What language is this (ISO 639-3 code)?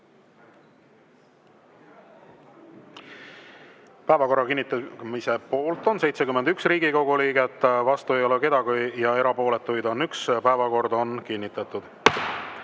est